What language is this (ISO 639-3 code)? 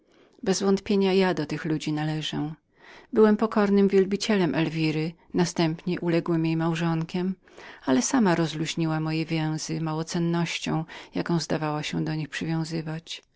pol